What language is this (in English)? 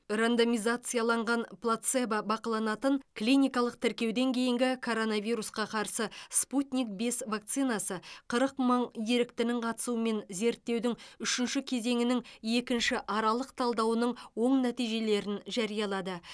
Kazakh